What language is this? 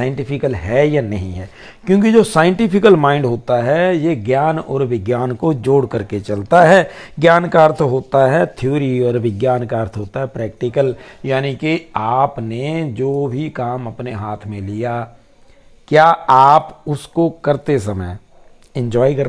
Hindi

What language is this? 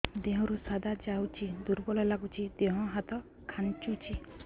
Odia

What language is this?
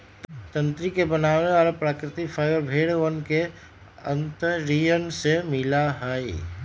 Magahi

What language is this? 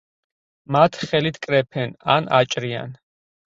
Georgian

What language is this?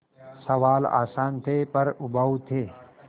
Hindi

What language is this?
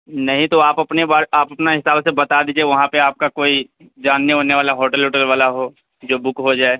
Urdu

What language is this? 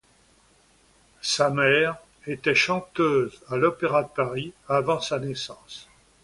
French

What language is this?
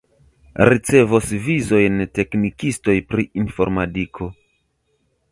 Esperanto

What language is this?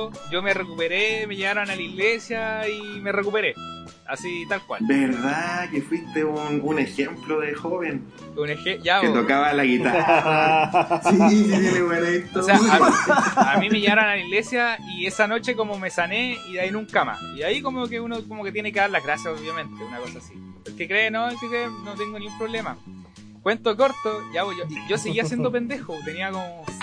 Spanish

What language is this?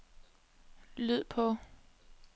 Danish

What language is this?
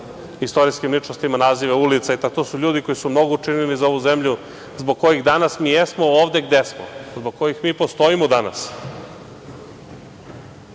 Serbian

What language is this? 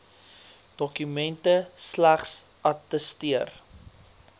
Afrikaans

